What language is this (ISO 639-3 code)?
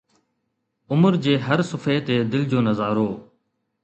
snd